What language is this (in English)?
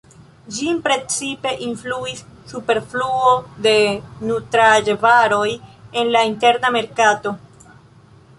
Esperanto